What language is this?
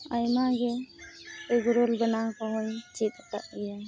Santali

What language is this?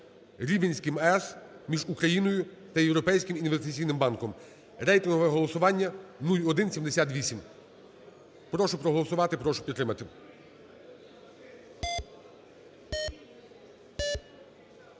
Ukrainian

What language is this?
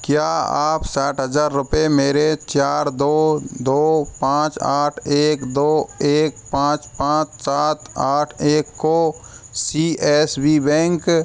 Hindi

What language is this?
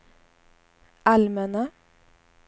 Swedish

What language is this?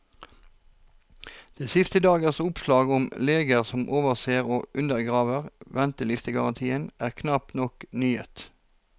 Norwegian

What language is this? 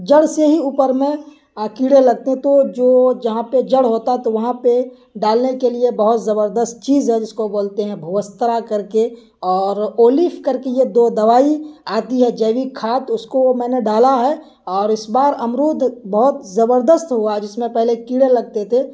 Urdu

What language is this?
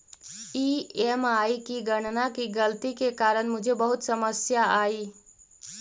Magahi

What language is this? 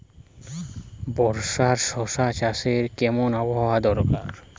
Bangla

